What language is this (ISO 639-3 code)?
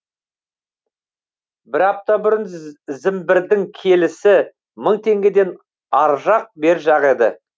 kaz